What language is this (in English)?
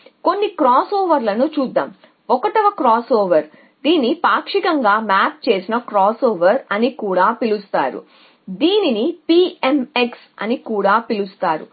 Telugu